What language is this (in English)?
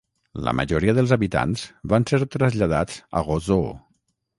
Catalan